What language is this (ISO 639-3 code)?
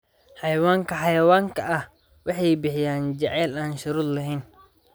som